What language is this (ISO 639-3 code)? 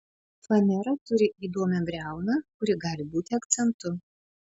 lit